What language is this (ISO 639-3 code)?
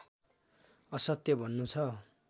nep